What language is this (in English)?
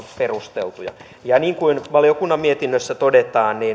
Finnish